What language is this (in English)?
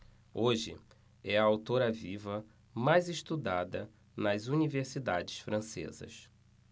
Portuguese